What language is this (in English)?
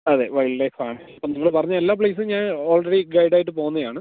Malayalam